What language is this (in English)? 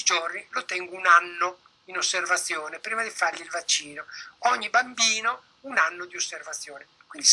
Italian